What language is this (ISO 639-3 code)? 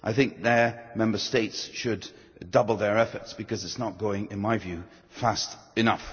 eng